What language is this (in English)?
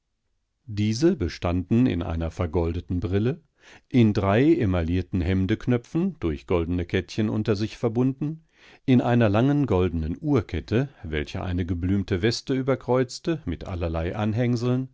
German